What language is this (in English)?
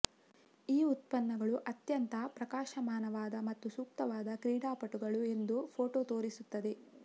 Kannada